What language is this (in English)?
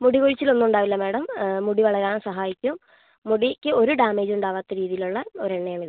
Malayalam